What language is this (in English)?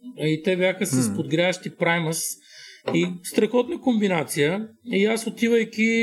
Bulgarian